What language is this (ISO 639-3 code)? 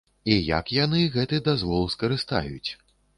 bel